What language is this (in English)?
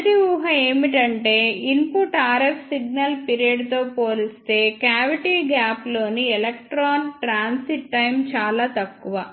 Telugu